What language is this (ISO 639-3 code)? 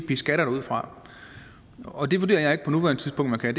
dan